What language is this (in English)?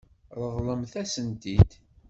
Kabyle